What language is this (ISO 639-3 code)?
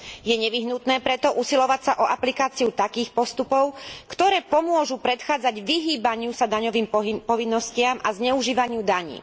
slk